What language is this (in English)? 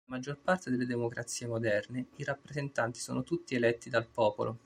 Italian